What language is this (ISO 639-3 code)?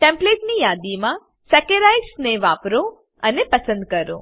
guj